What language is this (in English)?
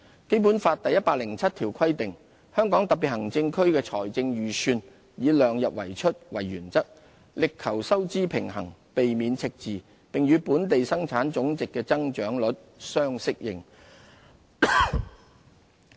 Cantonese